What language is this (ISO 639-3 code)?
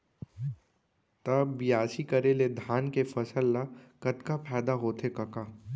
hne